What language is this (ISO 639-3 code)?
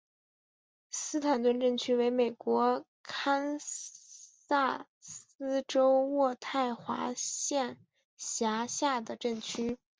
zho